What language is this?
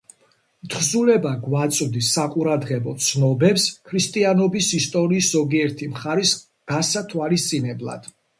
Georgian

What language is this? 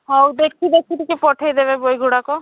Odia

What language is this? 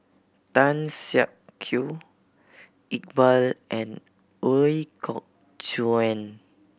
English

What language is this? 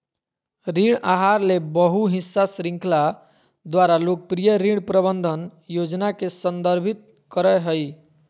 Magahi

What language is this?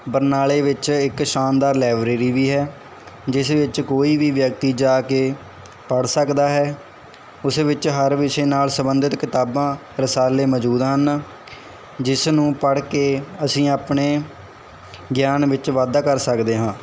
Punjabi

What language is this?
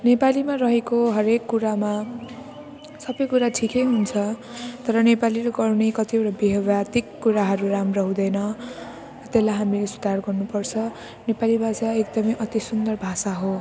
Nepali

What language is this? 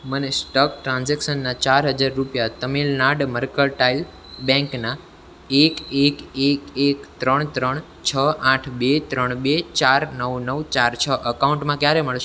Gujarati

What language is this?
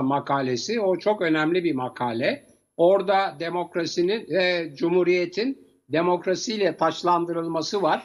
Turkish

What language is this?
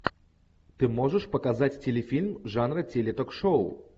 Russian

